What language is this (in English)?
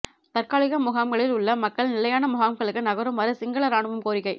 Tamil